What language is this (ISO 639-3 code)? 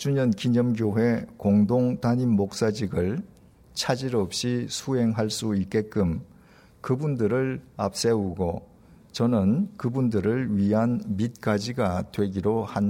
kor